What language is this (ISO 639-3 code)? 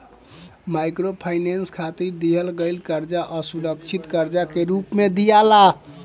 bho